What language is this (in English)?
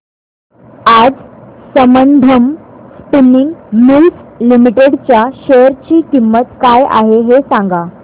Marathi